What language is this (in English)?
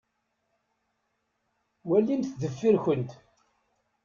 Kabyle